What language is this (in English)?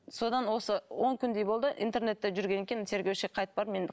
Kazakh